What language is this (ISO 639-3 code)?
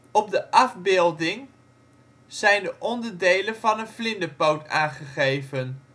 nld